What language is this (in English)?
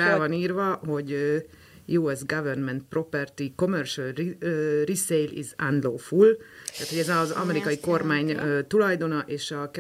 Hungarian